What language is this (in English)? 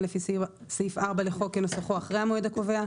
Hebrew